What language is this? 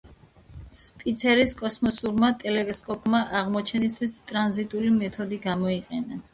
Georgian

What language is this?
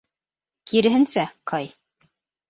Bashkir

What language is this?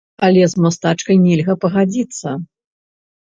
Belarusian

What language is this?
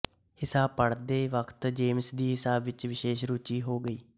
Punjabi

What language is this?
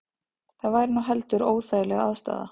Icelandic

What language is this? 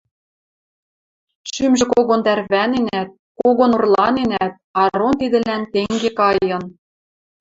Western Mari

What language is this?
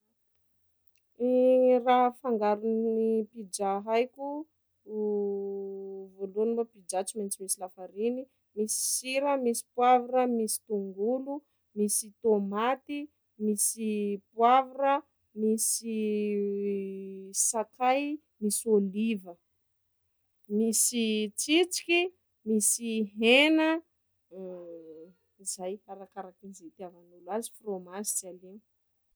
Sakalava Malagasy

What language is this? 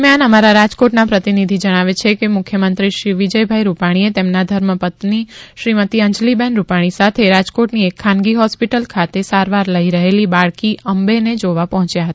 Gujarati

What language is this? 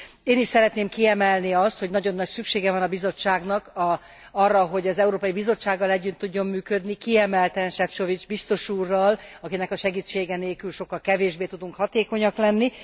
Hungarian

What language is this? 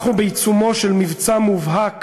Hebrew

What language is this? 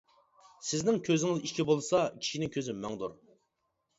Uyghur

